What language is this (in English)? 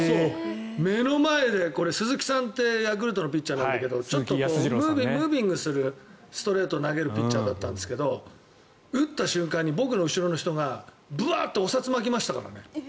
Japanese